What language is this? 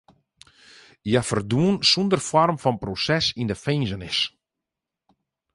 Western Frisian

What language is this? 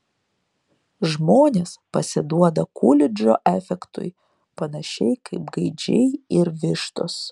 Lithuanian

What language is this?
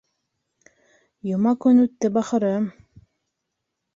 Bashkir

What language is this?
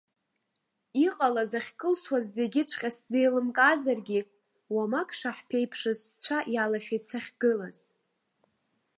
Abkhazian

